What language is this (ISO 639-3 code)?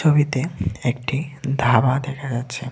ben